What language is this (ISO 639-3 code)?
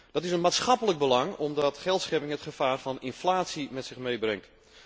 nld